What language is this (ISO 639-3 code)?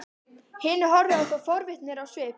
isl